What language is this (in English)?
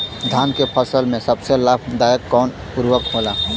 Bhojpuri